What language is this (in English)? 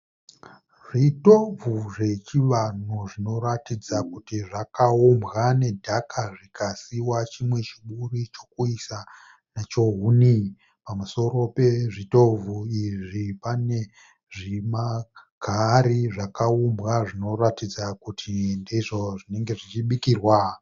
Shona